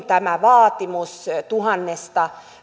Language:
Finnish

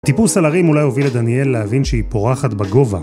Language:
Hebrew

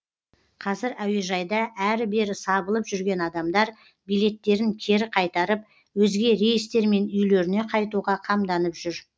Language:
Kazakh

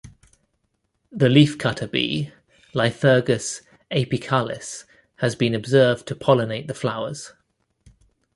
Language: English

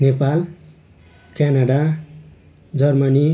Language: Nepali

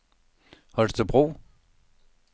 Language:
Danish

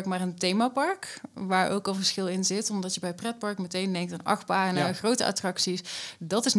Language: Dutch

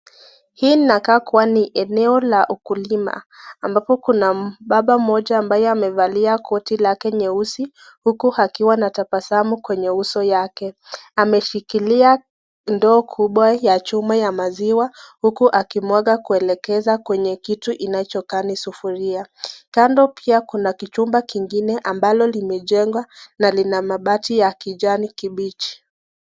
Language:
Swahili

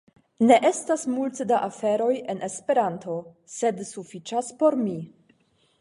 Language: Esperanto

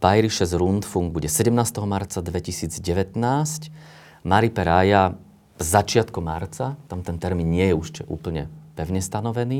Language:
Slovak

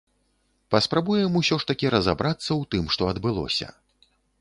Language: Belarusian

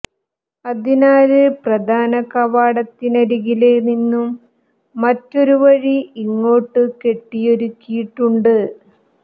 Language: Malayalam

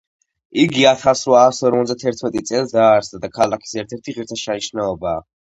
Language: Georgian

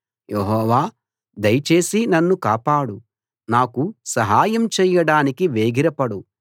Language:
Telugu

